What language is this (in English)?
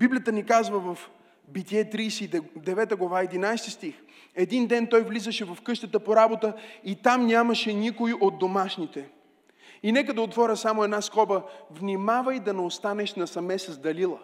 Bulgarian